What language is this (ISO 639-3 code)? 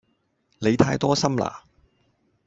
yue